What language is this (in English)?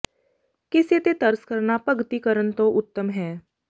Punjabi